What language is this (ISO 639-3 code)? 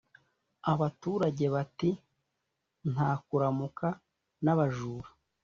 kin